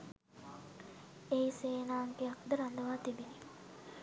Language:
Sinhala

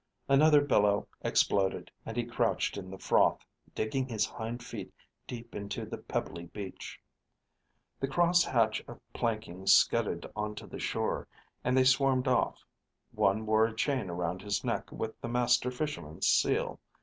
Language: English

